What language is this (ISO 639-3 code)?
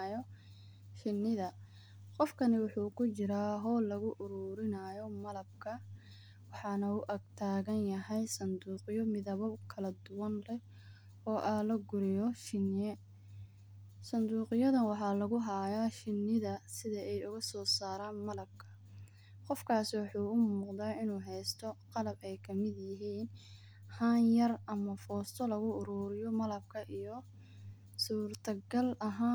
som